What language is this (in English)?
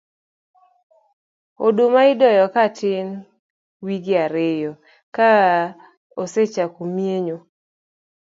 Luo (Kenya and Tanzania)